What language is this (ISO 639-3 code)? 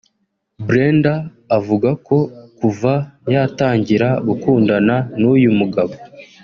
kin